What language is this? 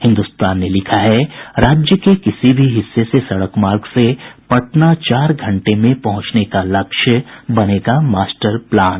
Hindi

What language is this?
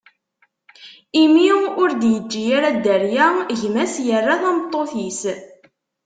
Kabyle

